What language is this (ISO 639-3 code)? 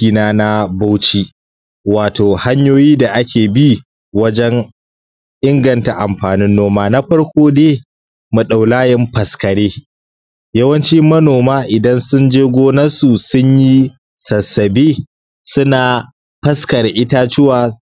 hau